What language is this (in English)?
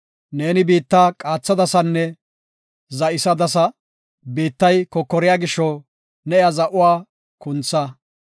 Gofa